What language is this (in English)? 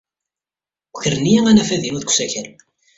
Kabyle